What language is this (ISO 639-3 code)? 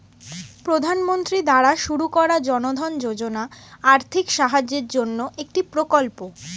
ben